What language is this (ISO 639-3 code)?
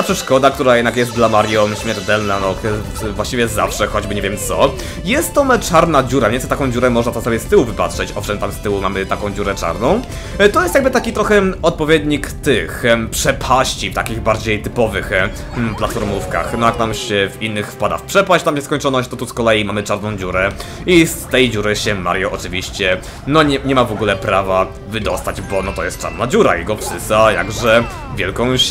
pol